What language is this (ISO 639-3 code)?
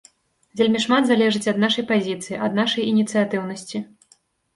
bel